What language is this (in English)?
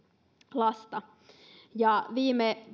Finnish